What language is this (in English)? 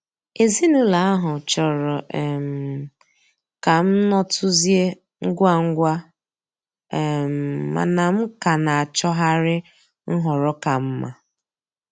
Igbo